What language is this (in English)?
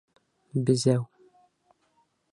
Bashkir